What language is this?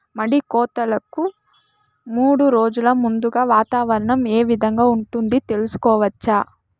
Telugu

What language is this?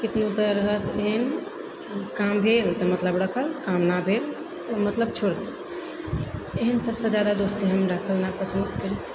Maithili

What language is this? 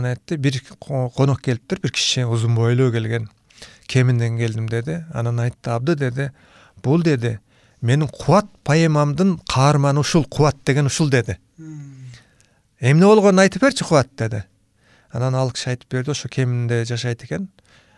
Turkish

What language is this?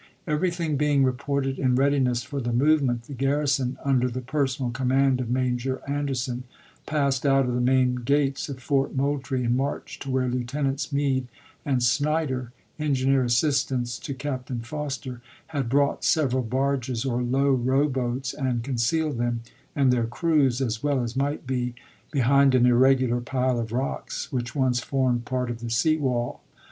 English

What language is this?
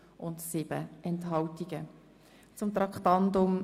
Swiss German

